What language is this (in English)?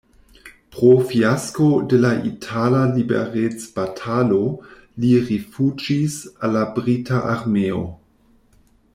Esperanto